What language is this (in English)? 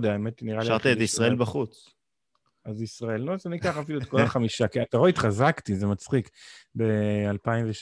Hebrew